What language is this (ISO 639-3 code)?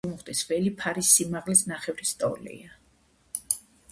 kat